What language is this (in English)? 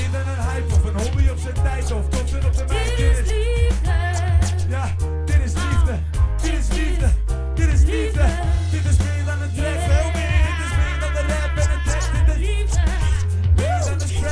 Dutch